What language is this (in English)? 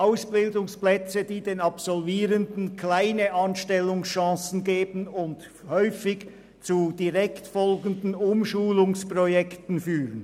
Swiss German